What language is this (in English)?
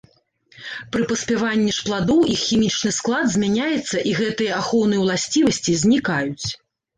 Belarusian